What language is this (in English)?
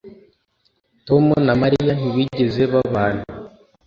Kinyarwanda